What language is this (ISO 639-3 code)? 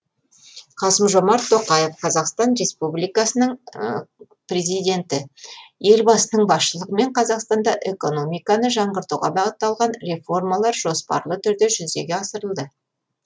kaz